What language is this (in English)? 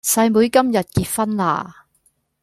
Cantonese